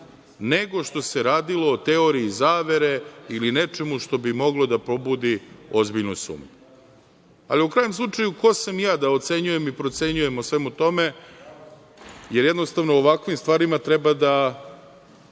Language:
Serbian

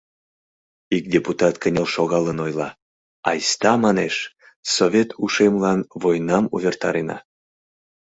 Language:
Mari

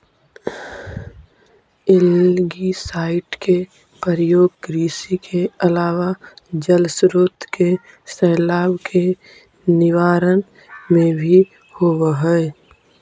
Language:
Magahi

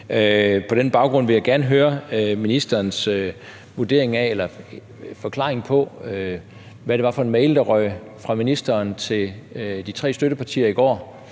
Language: Danish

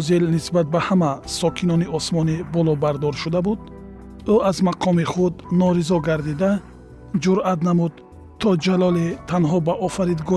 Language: Persian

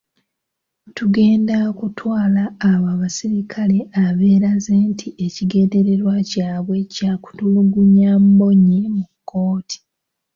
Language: Ganda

